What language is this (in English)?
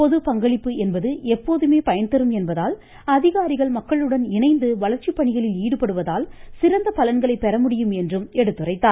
Tamil